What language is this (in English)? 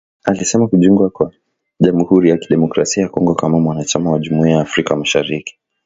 Swahili